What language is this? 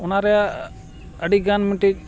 Santali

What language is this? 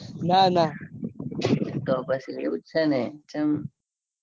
Gujarati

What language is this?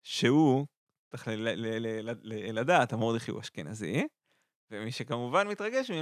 Hebrew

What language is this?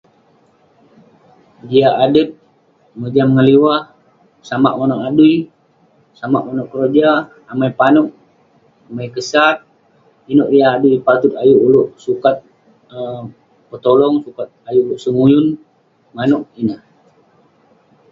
Western Penan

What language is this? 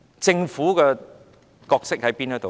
Cantonese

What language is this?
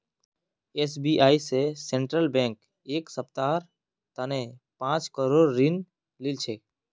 Magahi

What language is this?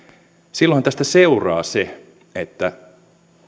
Finnish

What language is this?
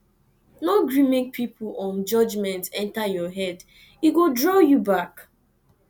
Nigerian Pidgin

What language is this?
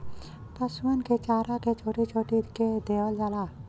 Bhojpuri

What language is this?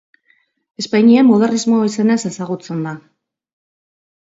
Basque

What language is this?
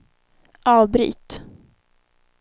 Swedish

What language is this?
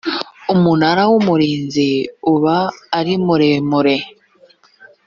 Kinyarwanda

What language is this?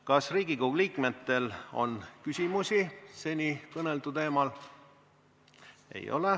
Estonian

